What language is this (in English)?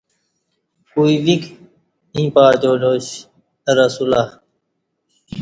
Kati